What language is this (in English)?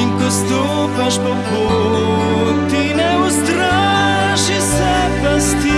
Slovenian